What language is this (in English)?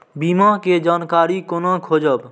Maithili